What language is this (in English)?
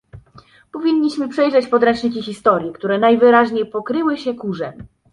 Polish